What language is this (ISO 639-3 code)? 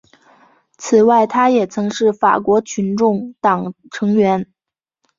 zho